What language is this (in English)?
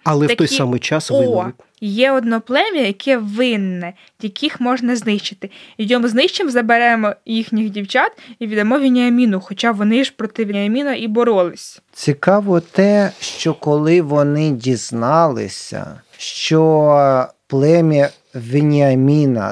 Ukrainian